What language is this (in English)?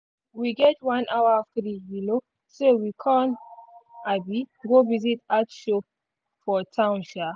Nigerian Pidgin